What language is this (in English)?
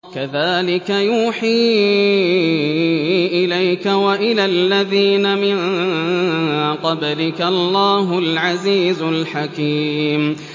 Arabic